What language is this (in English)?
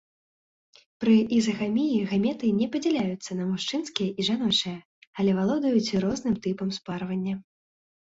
Belarusian